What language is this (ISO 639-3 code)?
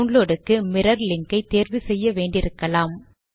tam